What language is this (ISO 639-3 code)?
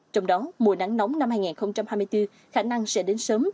vie